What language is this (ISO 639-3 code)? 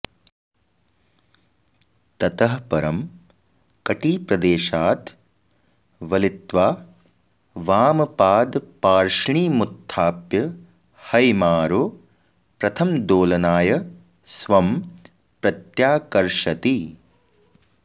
san